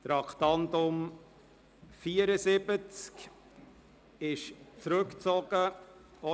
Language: Swiss German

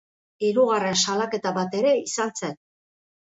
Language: Basque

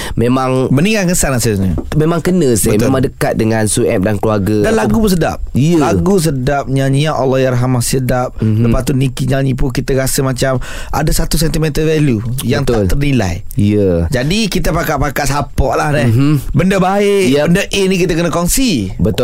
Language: Malay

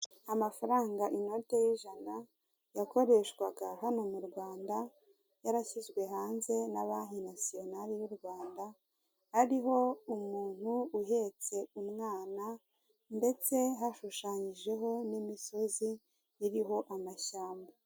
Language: Kinyarwanda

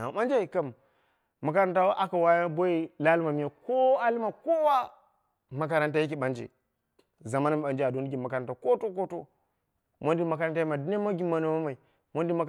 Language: Dera (Nigeria)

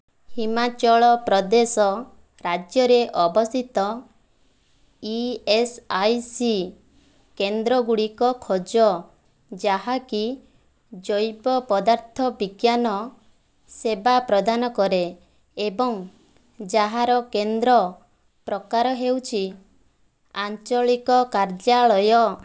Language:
Odia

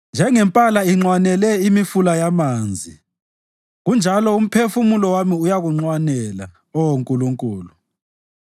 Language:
North Ndebele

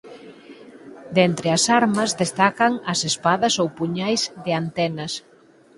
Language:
Galician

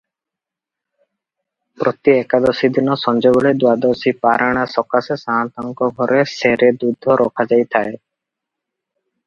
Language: Odia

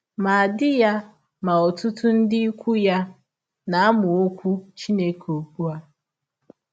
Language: Igbo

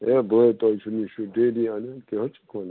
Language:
Kashmiri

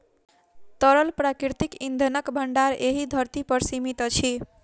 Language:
Maithili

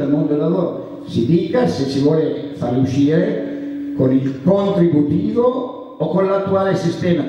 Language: Italian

